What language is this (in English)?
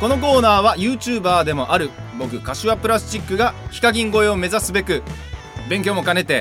Japanese